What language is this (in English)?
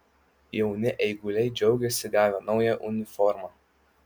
Lithuanian